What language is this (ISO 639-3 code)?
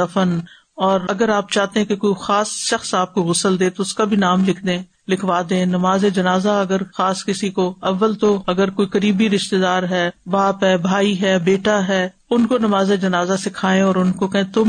urd